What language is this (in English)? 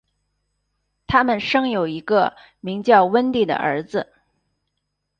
Chinese